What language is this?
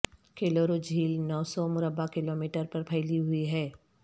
Urdu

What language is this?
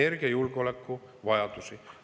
Estonian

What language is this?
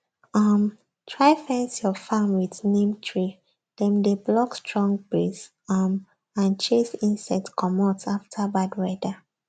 Nigerian Pidgin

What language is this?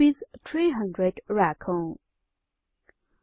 Nepali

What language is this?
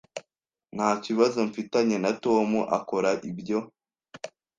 Kinyarwanda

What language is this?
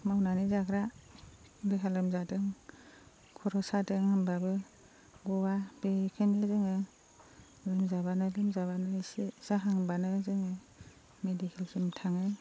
Bodo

